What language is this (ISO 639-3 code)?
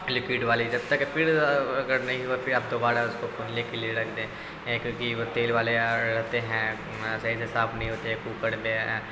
urd